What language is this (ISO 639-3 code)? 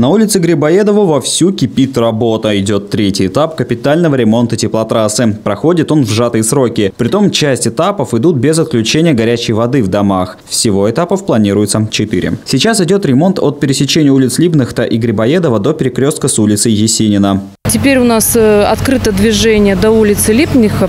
rus